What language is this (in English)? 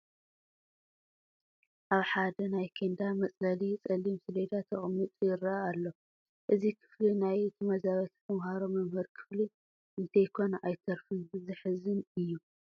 Tigrinya